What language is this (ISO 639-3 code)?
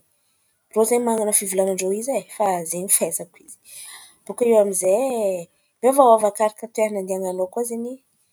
xmv